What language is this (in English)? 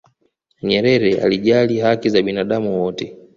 Swahili